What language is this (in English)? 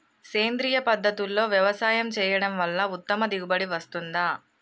Telugu